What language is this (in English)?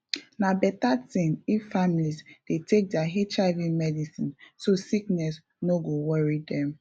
Nigerian Pidgin